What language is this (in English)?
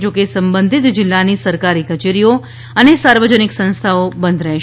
Gujarati